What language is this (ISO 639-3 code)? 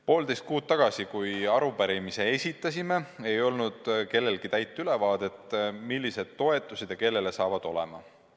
est